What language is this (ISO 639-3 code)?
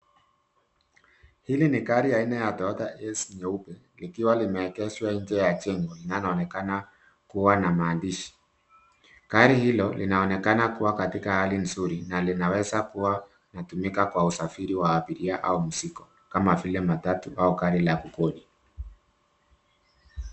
swa